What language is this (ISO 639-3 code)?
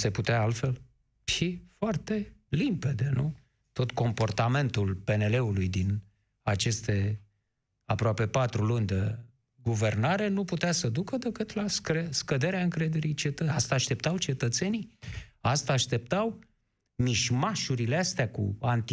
ron